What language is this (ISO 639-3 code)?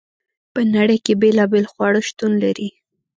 pus